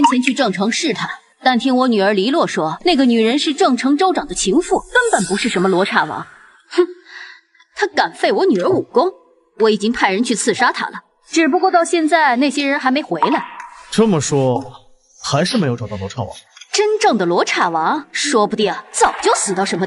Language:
Chinese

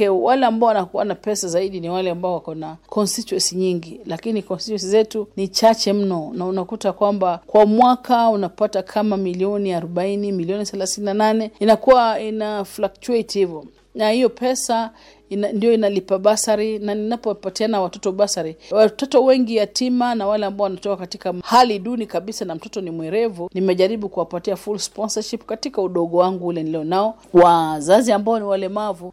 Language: Swahili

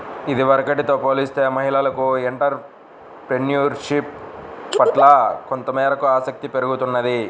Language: Telugu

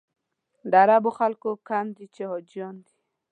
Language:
Pashto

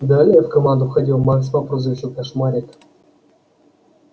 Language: Russian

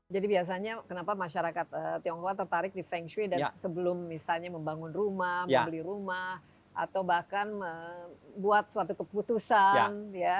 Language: Indonesian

